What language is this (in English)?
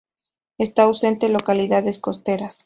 Spanish